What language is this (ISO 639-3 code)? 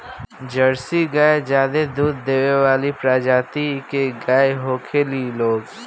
bho